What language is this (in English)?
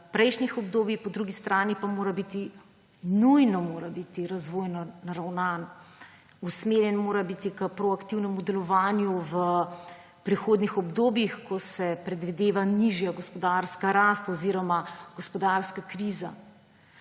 Slovenian